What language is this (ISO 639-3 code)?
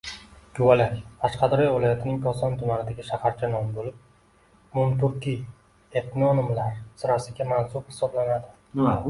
uzb